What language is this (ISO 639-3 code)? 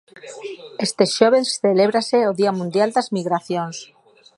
glg